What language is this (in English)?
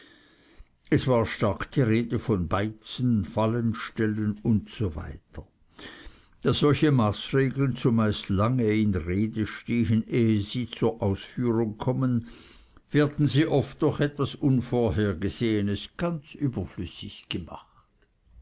German